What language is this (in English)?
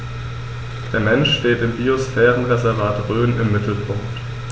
German